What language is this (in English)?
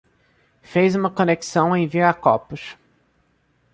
Portuguese